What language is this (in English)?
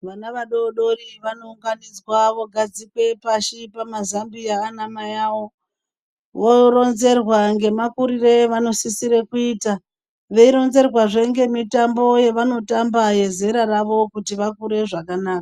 Ndau